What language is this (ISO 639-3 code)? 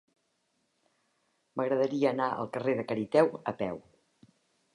cat